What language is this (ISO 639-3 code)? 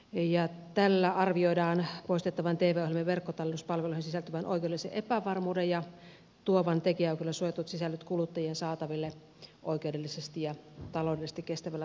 fin